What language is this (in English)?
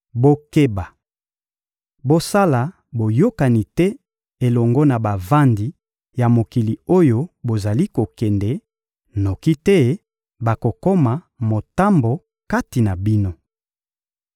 Lingala